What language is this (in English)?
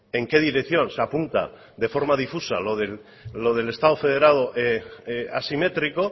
Spanish